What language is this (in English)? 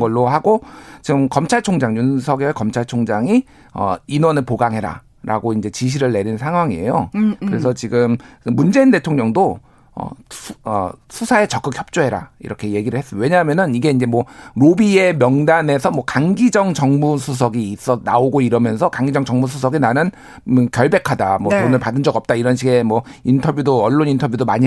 Korean